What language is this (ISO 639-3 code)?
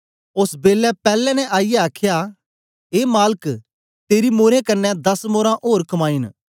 doi